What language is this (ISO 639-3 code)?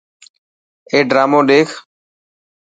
mki